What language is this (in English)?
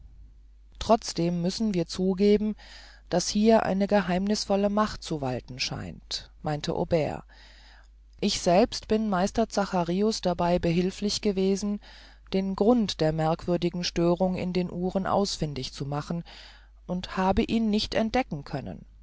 German